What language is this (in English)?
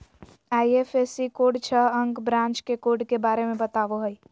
Magahi